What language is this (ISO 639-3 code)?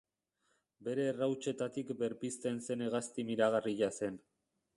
eus